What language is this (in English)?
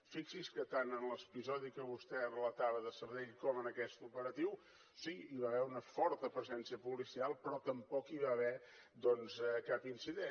Catalan